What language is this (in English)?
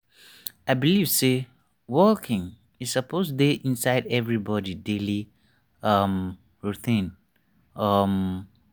Nigerian Pidgin